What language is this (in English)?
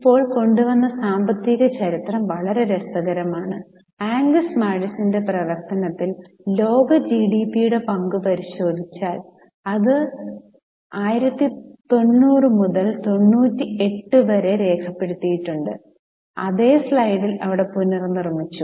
Malayalam